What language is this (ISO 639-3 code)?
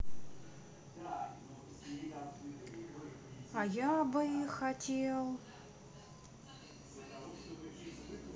rus